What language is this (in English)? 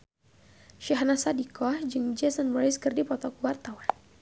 Sundanese